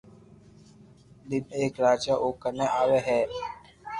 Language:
Loarki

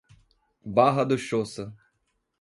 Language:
Portuguese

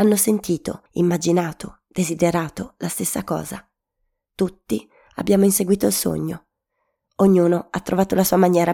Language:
Italian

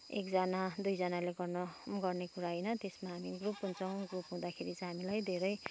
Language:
Nepali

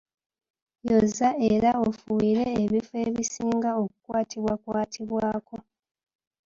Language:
Ganda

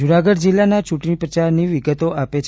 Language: Gujarati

